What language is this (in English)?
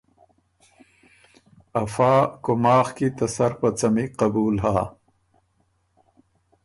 Ormuri